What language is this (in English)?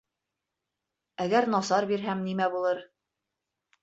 Bashkir